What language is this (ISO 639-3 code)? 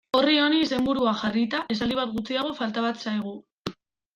eus